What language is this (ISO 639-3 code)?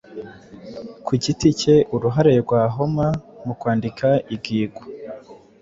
kin